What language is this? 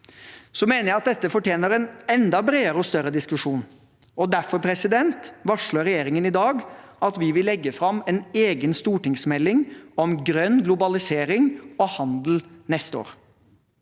Norwegian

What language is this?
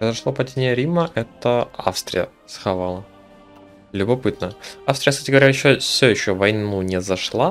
Russian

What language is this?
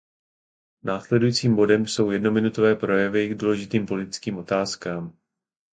Czech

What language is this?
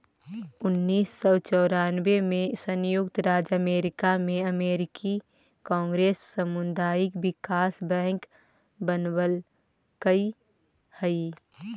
Magahi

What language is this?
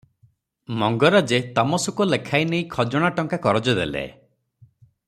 Odia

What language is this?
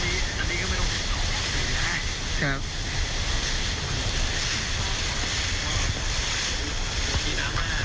Thai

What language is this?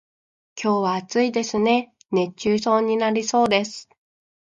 Japanese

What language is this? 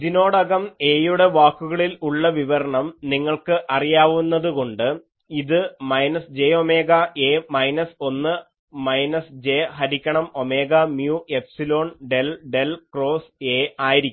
Malayalam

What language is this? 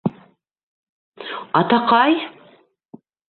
Bashkir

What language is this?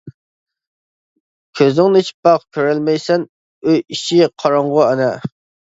Uyghur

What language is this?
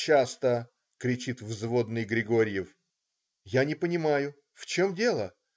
Russian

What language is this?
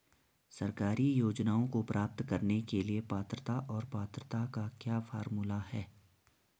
Hindi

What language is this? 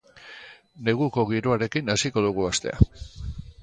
Basque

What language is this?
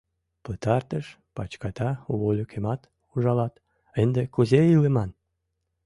Mari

